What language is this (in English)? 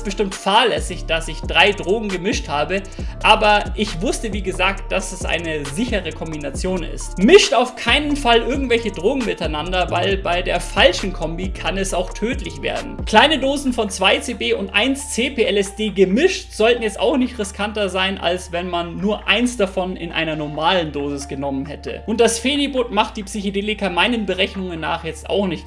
German